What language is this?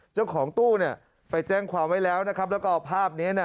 Thai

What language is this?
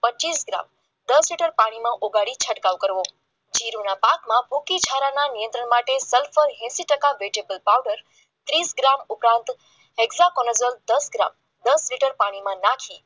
Gujarati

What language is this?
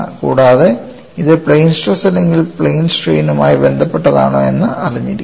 Malayalam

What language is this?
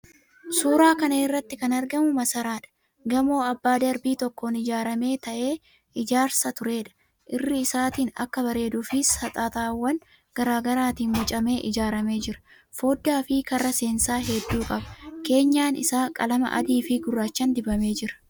Oromo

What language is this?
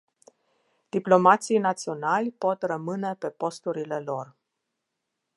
Romanian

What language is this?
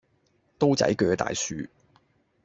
Cantonese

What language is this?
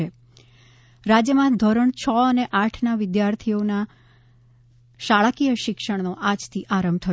Gujarati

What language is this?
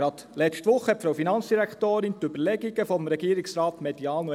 Swiss German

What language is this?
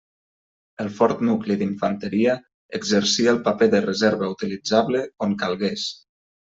Catalan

